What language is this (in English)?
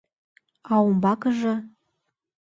Mari